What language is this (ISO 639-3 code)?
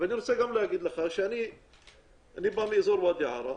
heb